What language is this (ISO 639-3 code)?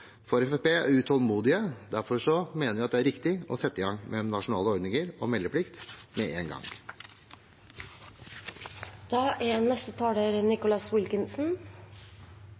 nob